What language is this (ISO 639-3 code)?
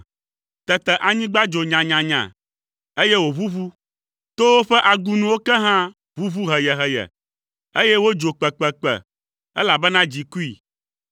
ewe